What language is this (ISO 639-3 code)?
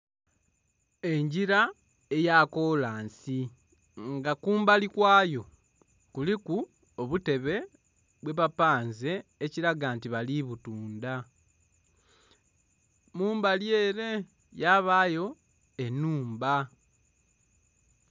xog